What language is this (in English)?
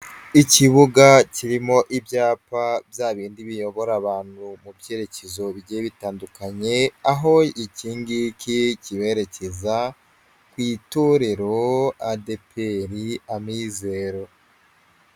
Kinyarwanda